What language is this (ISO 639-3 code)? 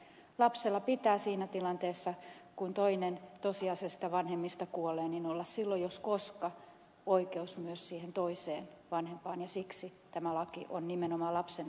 fin